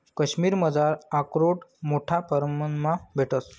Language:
Marathi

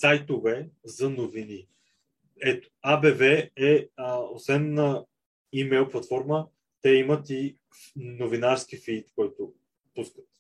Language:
Bulgarian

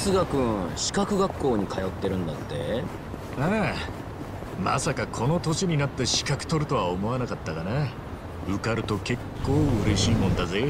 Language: Japanese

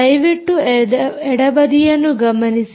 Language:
Kannada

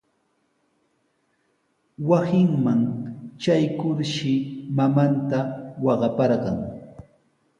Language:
Sihuas Ancash Quechua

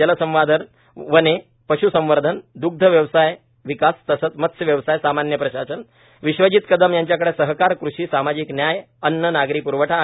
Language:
Marathi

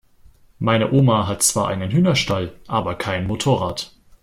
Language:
German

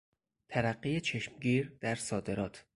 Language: Persian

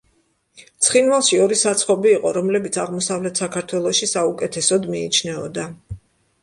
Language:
Georgian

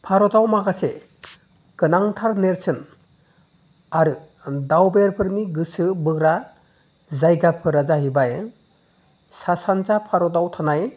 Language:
Bodo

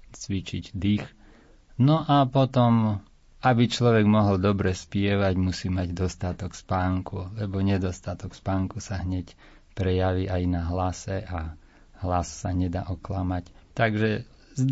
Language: Slovak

